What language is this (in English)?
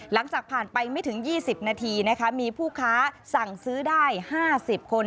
Thai